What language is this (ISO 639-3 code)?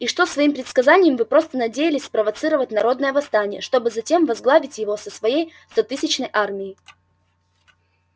rus